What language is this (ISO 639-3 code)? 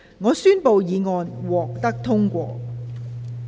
yue